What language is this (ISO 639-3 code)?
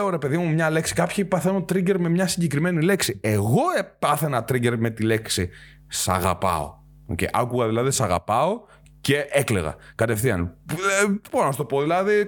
ell